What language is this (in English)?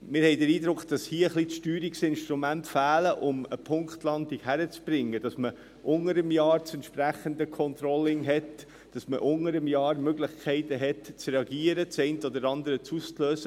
Swiss German